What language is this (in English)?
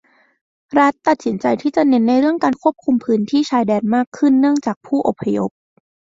Thai